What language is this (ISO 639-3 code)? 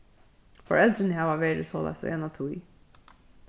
fao